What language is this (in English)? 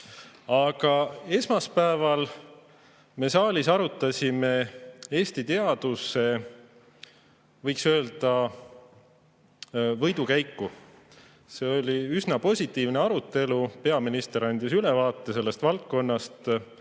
Estonian